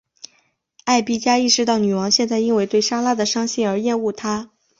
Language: Chinese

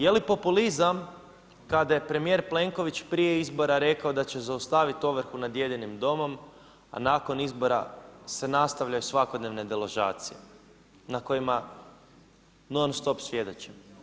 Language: Croatian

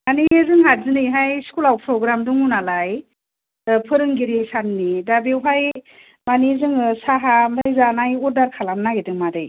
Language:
Bodo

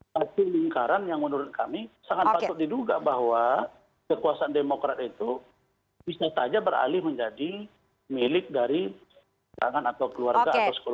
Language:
Indonesian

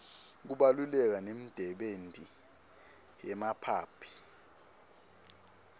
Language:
Swati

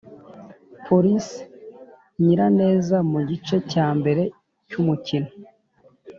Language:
Kinyarwanda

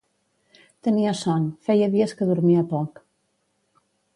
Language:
Catalan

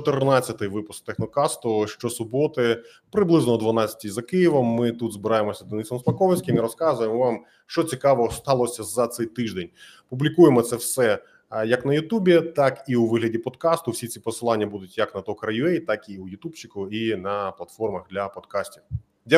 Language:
Ukrainian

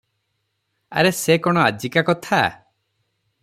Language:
Odia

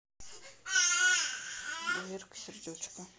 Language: Russian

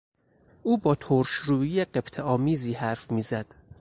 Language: Persian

